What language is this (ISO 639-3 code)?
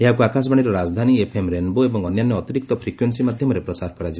ori